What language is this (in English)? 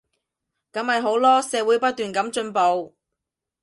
Cantonese